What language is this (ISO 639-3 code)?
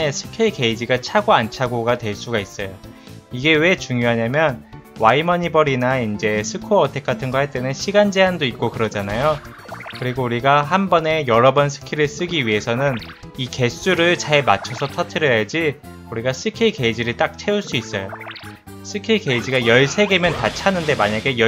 kor